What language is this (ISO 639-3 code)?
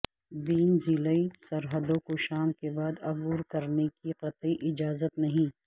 urd